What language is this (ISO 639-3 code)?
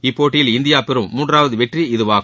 tam